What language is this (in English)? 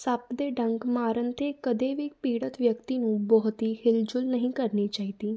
Punjabi